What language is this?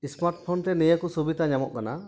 Santali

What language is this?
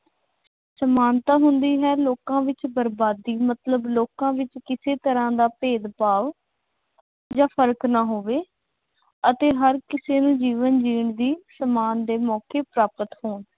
Punjabi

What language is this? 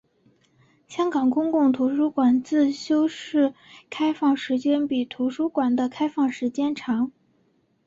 Chinese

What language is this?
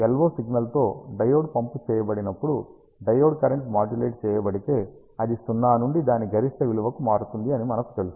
Telugu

